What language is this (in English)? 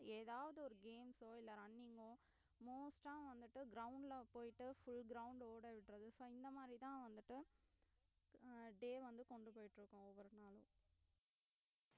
Tamil